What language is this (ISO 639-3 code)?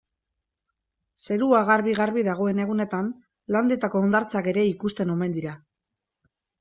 eus